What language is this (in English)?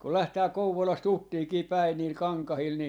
Finnish